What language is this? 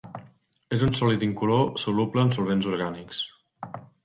Catalan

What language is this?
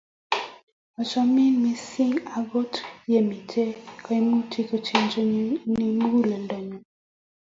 Kalenjin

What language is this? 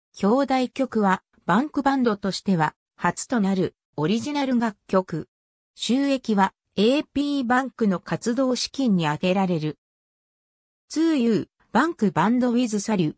Japanese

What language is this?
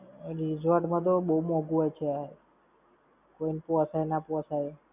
Gujarati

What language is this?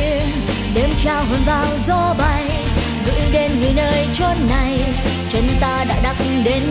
Vietnamese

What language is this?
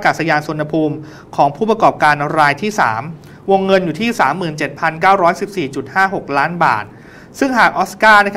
Thai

